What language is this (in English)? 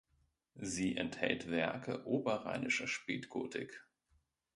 German